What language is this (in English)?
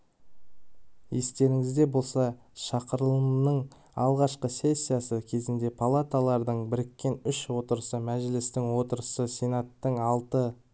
Kazakh